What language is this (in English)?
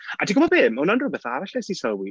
Welsh